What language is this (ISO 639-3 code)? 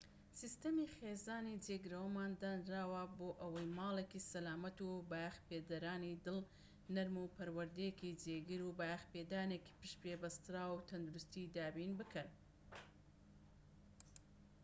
ckb